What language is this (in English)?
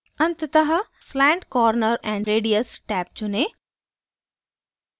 Hindi